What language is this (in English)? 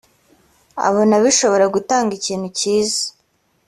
Kinyarwanda